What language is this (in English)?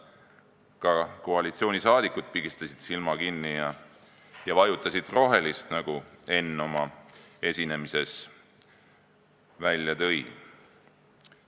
Estonian